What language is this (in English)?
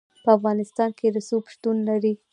Pashto